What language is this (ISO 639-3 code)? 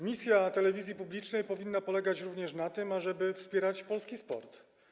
pol